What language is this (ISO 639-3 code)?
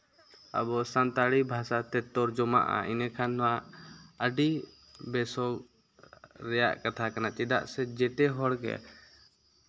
sat